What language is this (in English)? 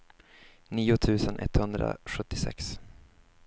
Swedish